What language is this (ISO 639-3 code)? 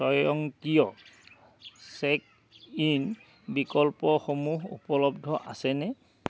asm